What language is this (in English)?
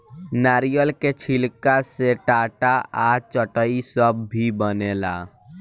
Bhojpuri